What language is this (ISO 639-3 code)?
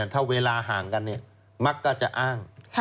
tha